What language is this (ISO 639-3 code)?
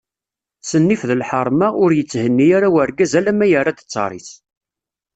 kab